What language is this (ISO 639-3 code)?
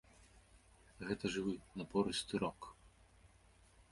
bel